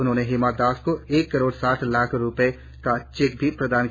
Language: Hindi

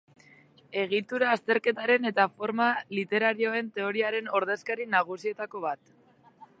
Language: Basque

